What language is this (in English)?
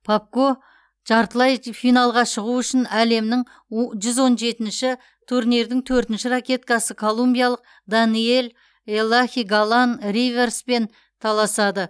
Kazakh